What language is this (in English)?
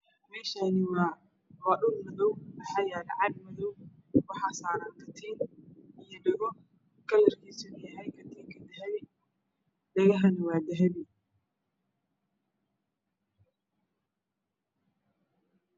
Somali